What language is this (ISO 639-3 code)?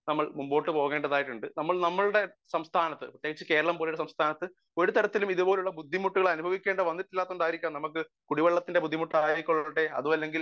mal